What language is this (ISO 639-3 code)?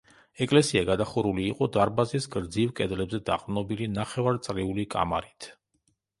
kat